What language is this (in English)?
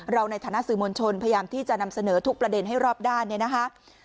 Thai